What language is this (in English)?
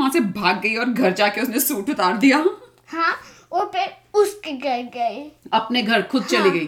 Hindi